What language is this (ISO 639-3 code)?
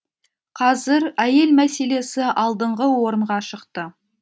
kaz